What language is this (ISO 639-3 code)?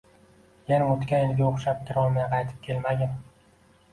uzb